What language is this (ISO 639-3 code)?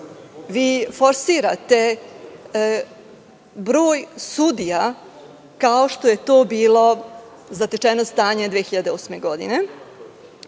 srp